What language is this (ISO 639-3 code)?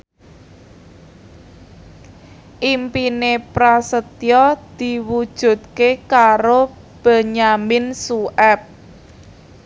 jav